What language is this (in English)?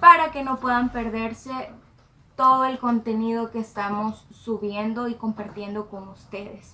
Spanish